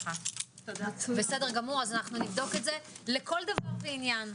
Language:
Hebrew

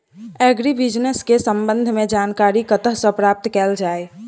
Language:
Maithili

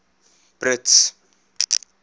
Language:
Afrikaans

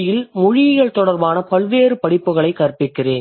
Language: Tamil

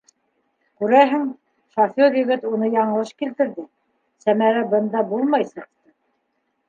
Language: Bashkir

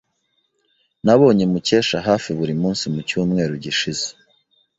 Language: Kinyarwanda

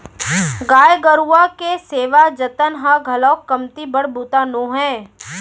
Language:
Chhattisgarhi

